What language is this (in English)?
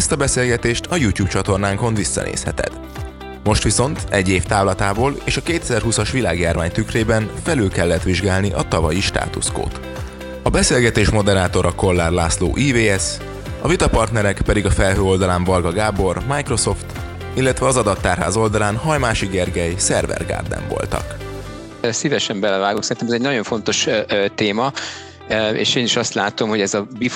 Hungarian